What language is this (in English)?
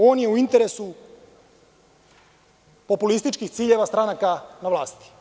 Serbian